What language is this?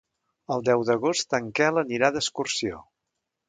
Catalan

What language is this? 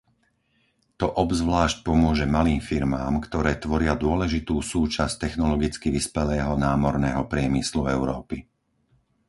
Slovak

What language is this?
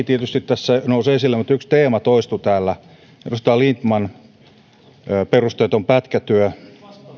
Finnish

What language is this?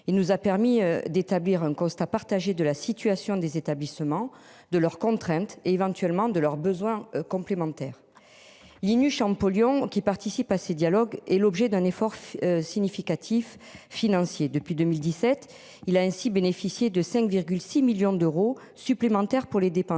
French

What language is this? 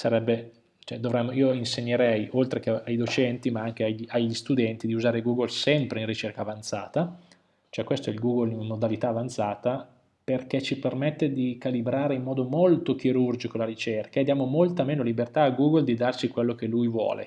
Italian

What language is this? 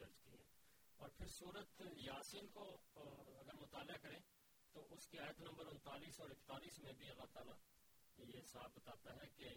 Urdu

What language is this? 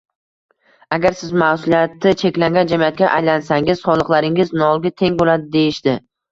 Uzbek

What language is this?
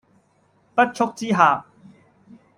Cantonese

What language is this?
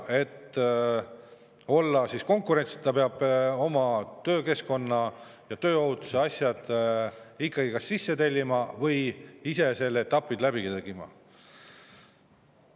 Estonian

